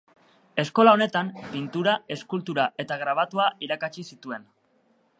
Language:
Basque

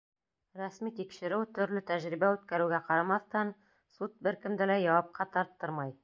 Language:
Bashkir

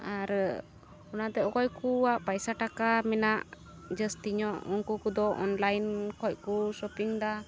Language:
Santali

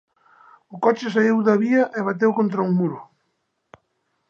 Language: Galician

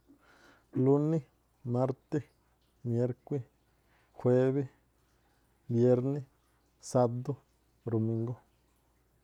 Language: Tlacoapa Me'phaa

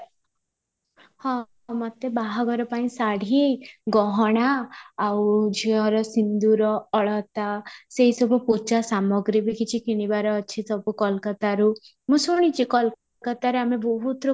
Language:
Odia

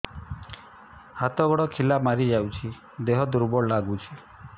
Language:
Odia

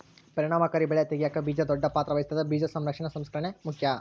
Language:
Kannada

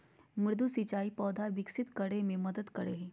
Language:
Magahi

